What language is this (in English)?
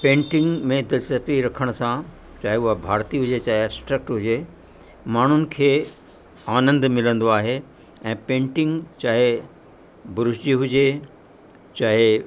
Sindhi